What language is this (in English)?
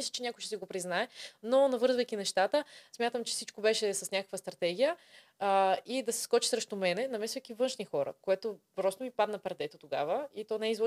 Bulgarian